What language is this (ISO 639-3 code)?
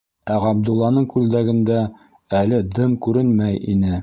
bak